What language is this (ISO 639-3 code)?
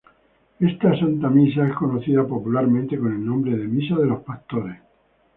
spa